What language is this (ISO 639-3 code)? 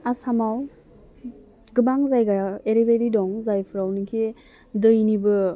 brx